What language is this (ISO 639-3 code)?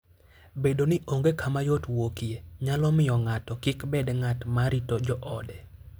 luo